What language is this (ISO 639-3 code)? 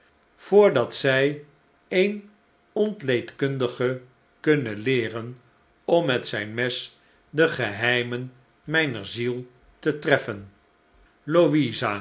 nld